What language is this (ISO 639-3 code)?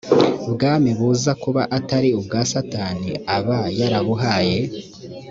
kin